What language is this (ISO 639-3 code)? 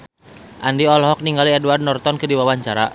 sun